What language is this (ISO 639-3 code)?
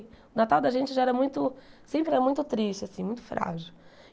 por